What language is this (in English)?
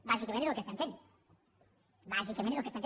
Catalan